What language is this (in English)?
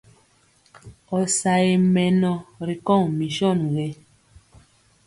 Mpiemo